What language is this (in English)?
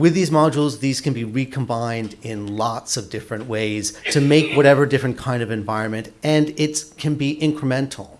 English